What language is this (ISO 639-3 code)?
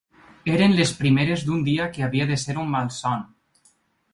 cat